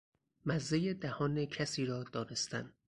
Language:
Persian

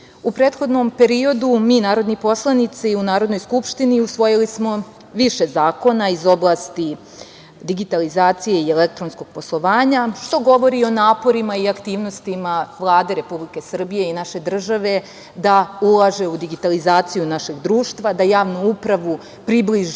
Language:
Serbian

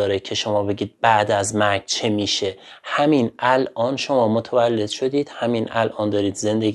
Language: Persian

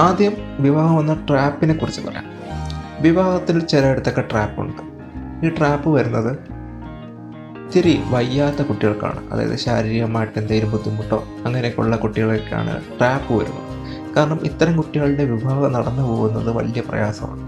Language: Malayalam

